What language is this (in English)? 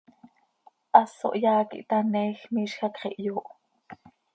Seri